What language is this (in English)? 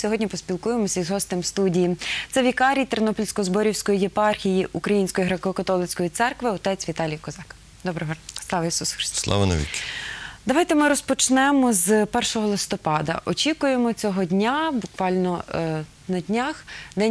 Ukrainian